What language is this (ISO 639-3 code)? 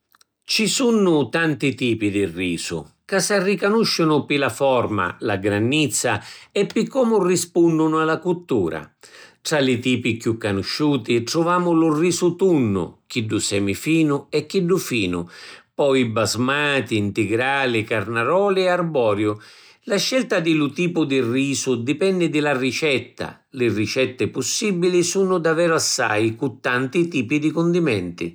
scn